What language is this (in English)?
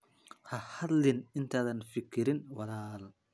Somali